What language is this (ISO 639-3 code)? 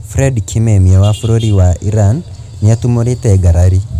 kik